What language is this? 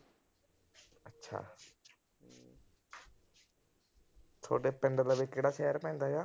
Punjabi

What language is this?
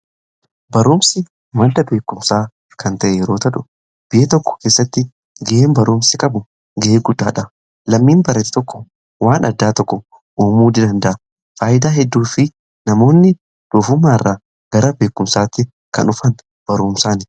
Oromo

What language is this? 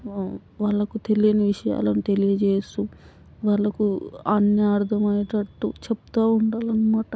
Telugu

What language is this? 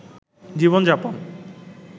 Bangla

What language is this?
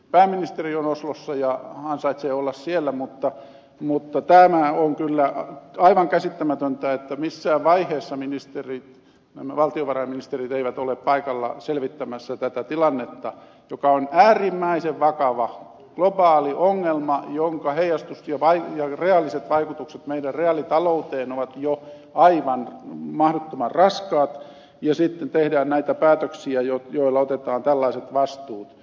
Finnish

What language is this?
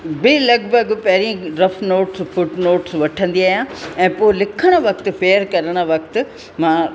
Sindhi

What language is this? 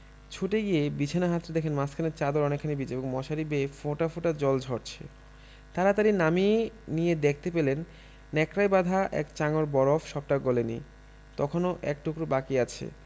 Bangla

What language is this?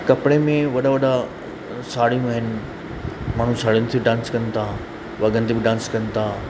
Sindhi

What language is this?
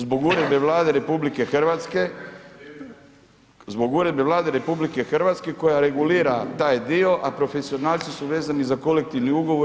Croatian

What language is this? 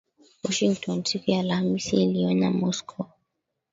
Swahili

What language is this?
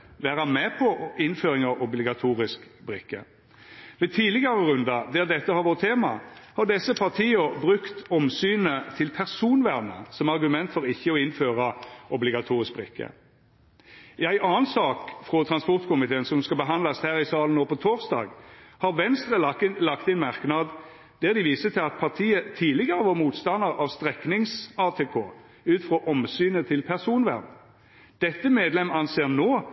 Norwegian Nynorsk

